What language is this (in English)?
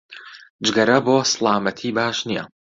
Central Kurdish